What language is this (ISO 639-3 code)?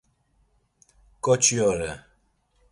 lzz